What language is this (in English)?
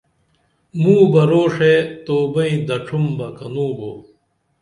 Dameli